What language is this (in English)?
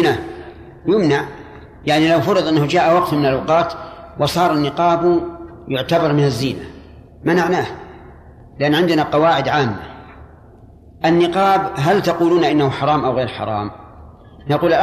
Arabic